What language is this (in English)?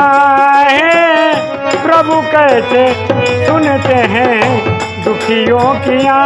Hindi